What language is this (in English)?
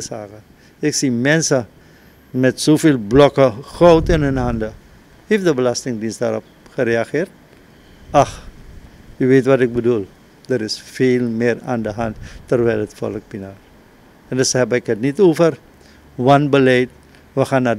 Dutch